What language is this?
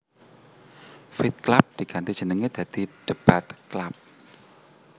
Javanese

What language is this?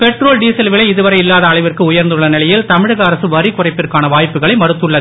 Tamil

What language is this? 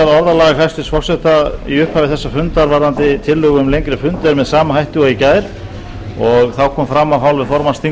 Icelandic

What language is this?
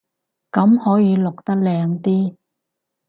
Cantonese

